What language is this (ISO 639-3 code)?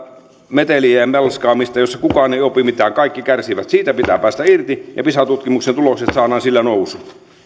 fin